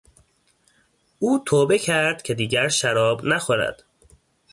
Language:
Persian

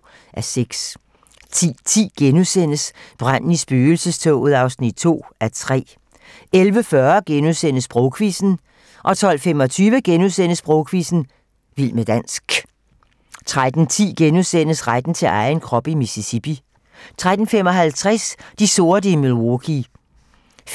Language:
Danish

